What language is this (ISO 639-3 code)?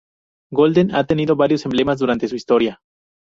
spa